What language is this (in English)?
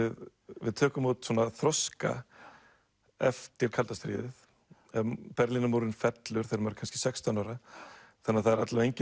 Icelandic